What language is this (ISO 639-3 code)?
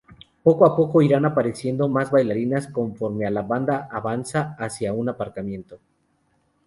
spa